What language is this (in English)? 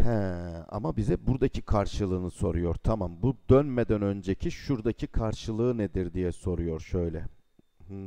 Turkish